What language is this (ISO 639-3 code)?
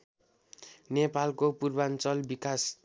nep